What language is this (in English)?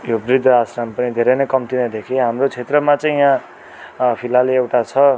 Nepali